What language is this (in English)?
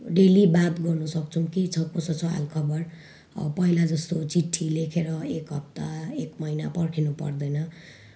Nepali